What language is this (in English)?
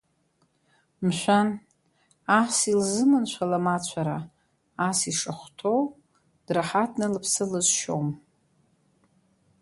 Abkhazian